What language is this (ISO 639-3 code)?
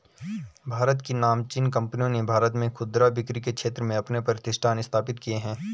hin